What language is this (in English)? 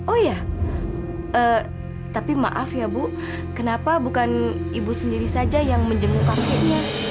Indonesian